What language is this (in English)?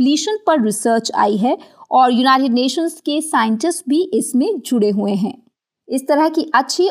Hindi